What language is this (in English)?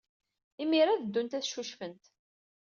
Kabyle